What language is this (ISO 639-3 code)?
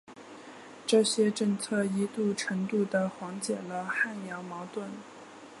zho